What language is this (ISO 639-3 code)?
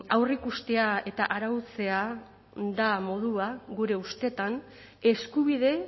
eus